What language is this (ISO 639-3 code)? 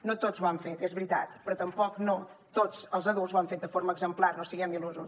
cat